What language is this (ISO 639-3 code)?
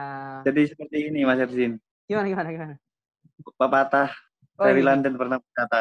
ind